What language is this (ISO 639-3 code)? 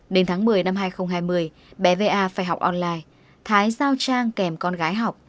vie